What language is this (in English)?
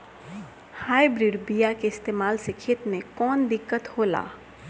Bhojpuri